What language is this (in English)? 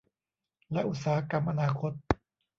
Thai